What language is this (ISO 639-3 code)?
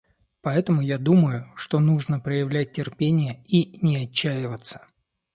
rus